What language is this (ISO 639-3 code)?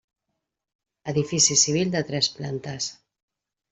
cat